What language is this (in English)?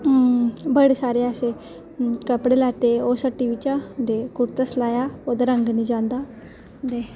Dogri